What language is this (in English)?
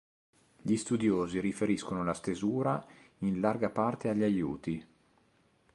Italian